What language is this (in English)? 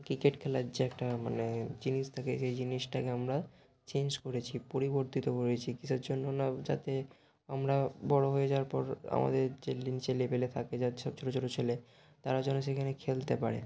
Bangla